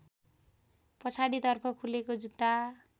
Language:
Nepali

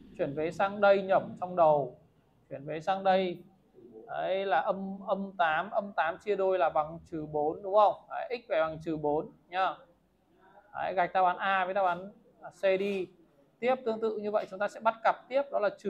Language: Vietnamese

